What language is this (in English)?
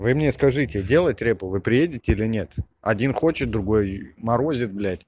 Russian